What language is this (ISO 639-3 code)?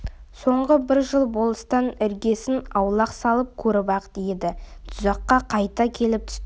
kaz